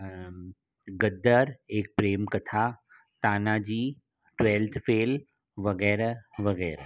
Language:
Sindhi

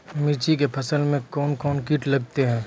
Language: Maithili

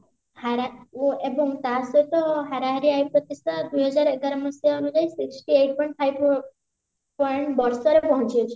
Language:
Odia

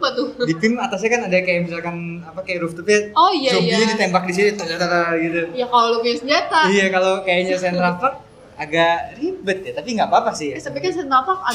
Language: Indonesian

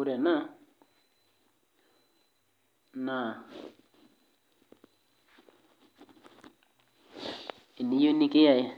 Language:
Masai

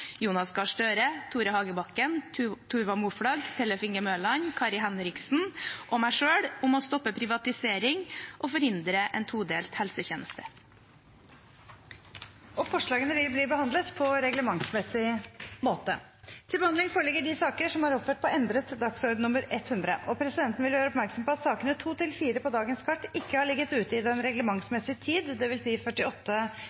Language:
Norwegian Bokmål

